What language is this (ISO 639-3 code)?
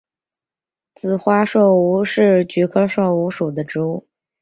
zho